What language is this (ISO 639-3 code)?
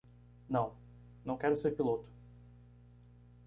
por